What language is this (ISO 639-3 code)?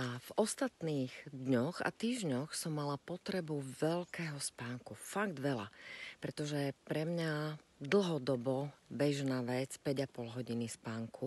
slk